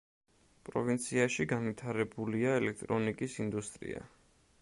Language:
Georgian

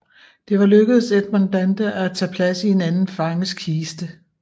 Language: Danish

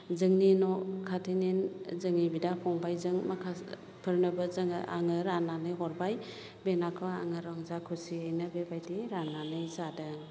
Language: Bodo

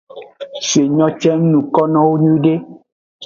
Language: Aja (Benin)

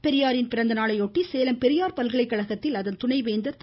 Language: Tamil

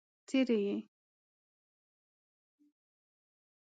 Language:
Pashto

